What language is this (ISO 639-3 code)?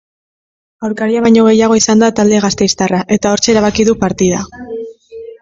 eus